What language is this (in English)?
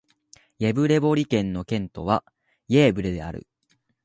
Japanese